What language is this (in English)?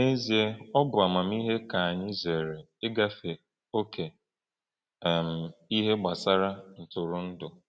Igbo